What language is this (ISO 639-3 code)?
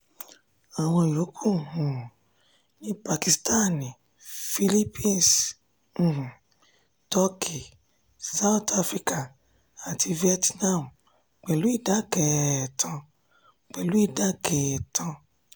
yor